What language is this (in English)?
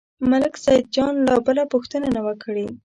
Pashto